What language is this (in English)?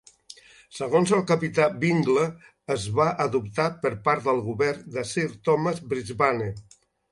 Catalan